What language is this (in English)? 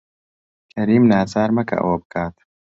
Central Kurdish